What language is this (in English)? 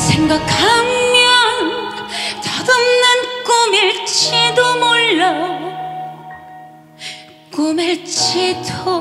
Korean